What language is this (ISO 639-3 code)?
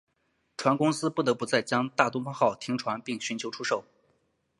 zho